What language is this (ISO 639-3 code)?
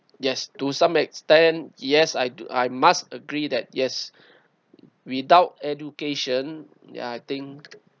eng